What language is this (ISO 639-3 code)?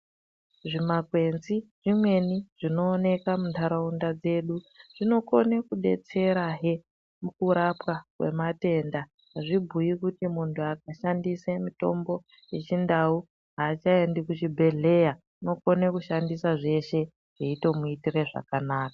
ndc